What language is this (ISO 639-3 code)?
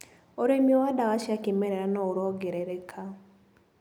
kik